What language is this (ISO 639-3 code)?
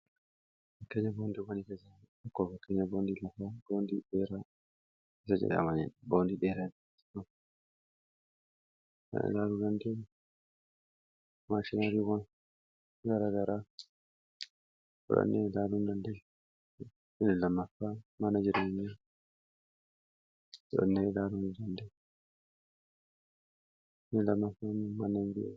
orm